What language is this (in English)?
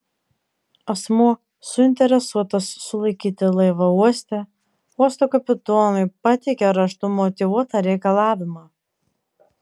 Lithuanian